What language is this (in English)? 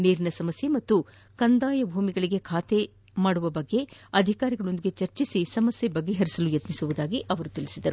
Kannada